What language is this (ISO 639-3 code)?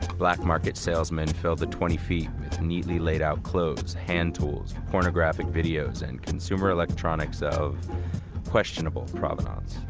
eng